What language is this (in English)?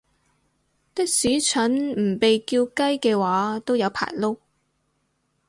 Cantonese